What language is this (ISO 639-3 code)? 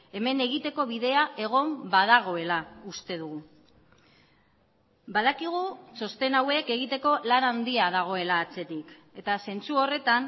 eus